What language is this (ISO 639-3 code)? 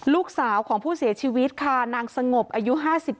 tha